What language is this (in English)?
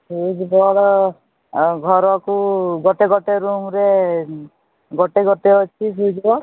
Odia